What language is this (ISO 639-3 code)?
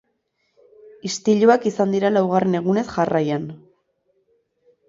eus